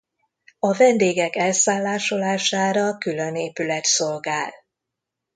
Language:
Hungarian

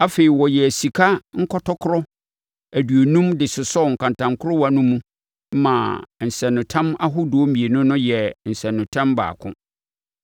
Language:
Akan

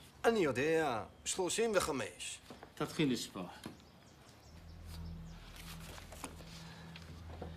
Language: Hebrew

